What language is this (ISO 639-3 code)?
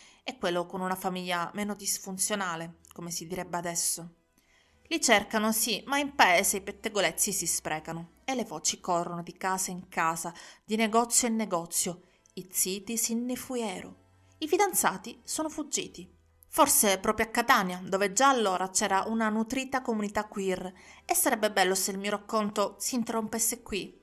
ita